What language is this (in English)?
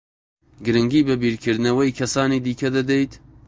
Central Kurdish